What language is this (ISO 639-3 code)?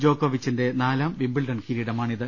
mal